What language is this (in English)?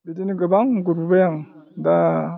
Bodo